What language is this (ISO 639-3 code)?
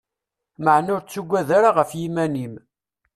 kab